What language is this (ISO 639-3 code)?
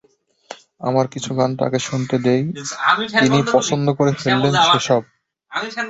ben